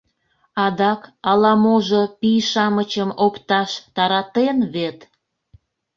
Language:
Mari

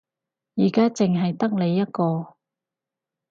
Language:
Cantonese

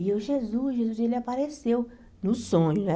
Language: Portuguese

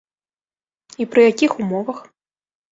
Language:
Belarusian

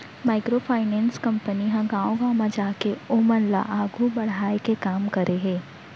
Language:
Chhattisgarhi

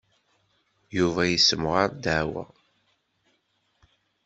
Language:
Kabyle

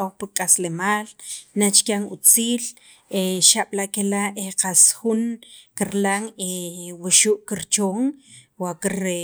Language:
Sacapulteco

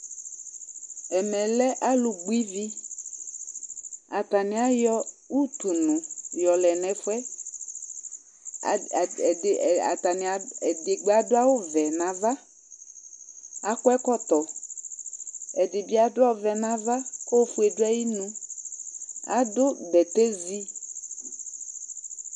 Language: Ikposo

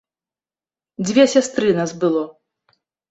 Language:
Belarusian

